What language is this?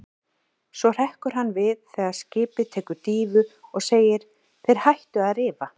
Icelandic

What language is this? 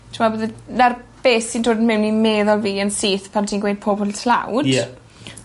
Welsh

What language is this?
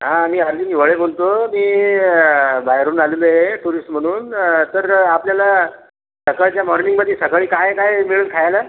Marathi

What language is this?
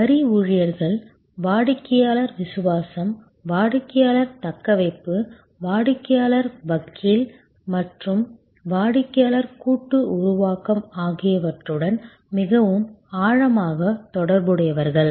Tamil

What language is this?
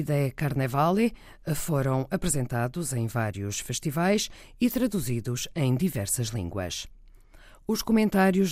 Portuguese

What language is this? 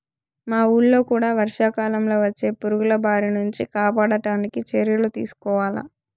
Telugu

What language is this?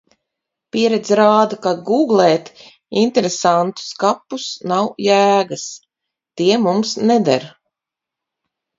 Latvian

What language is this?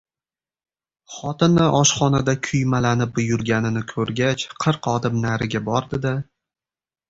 Uzbek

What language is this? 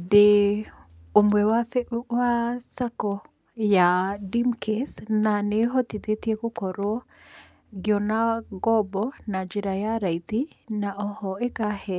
Kikuyu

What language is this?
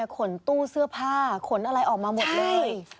Thai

